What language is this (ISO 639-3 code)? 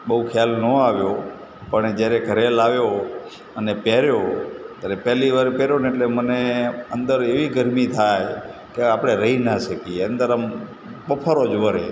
guj